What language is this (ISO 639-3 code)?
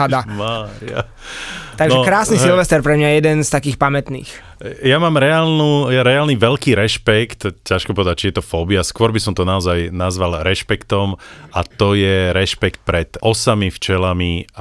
slk